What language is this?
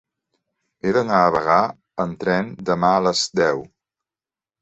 Catalan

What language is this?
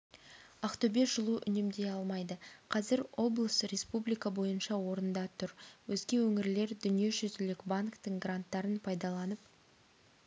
Kazakh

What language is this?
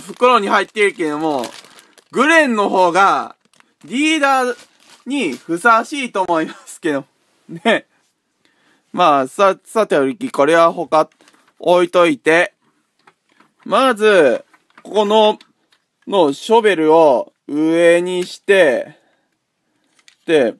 Japanese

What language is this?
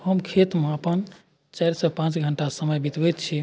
Maithili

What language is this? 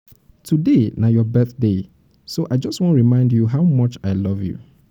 Nigerian Pidgin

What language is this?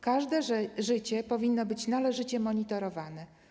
Polish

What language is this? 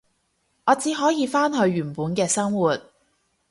Cantonese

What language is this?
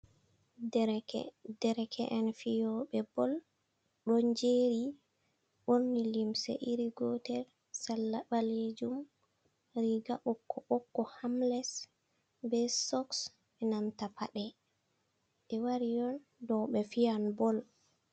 Fula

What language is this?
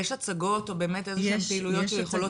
Hebrew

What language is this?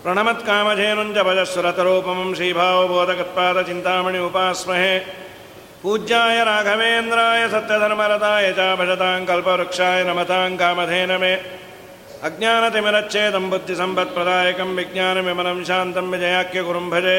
Kannada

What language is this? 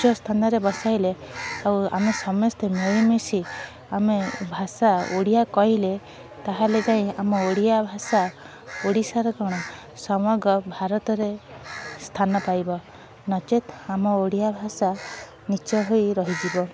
Odia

